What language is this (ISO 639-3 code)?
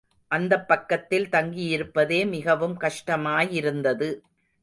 tam